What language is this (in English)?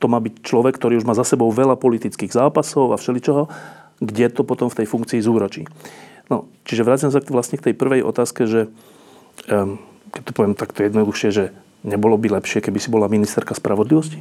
Slovak